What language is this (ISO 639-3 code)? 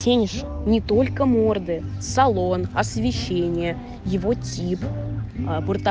rus